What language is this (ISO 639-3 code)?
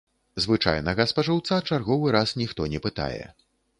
bel